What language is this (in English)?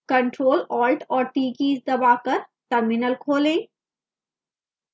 Hindi